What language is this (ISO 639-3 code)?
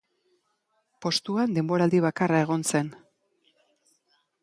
eus